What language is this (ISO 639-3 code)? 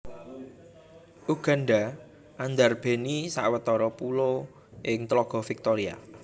jav